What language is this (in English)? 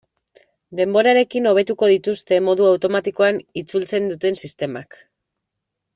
Basque